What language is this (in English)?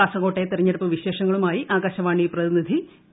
Malayalam